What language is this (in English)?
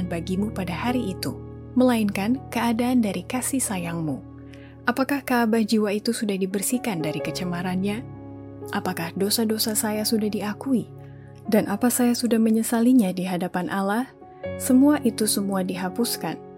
Indonesian